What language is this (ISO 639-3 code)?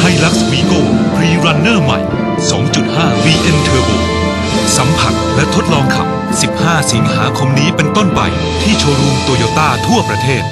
tha